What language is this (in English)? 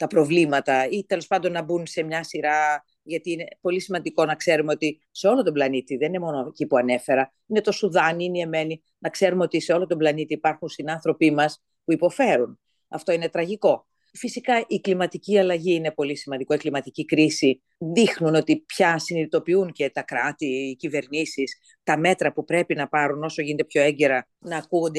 Greek